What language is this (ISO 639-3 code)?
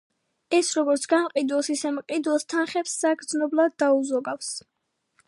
kat